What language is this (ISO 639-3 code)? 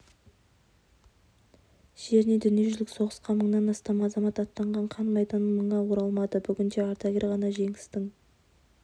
kaz